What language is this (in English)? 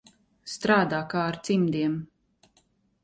Latvian